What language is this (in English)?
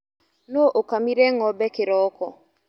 Kikuyu